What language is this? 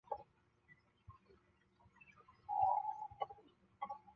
Chinese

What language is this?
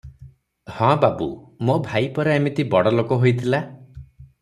Odia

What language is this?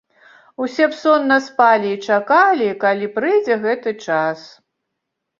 Belarusian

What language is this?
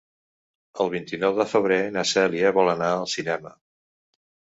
Catalan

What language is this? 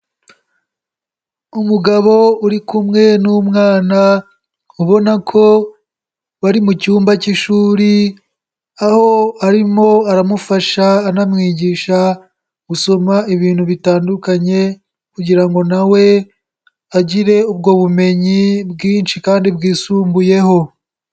Kinyarwanda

